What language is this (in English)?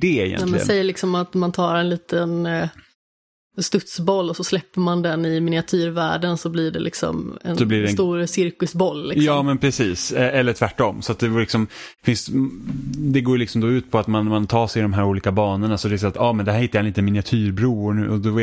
Swedish